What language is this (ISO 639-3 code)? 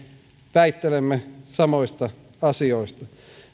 fin